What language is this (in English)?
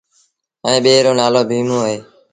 Sindhi Bhil